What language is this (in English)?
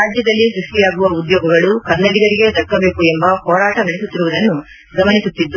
Kannada